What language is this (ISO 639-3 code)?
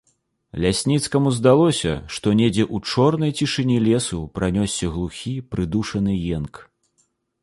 bel